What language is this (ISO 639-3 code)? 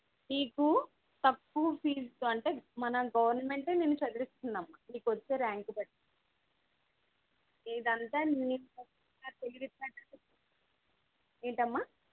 tel